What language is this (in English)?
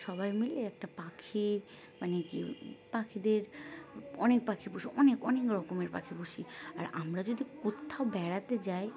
Bangla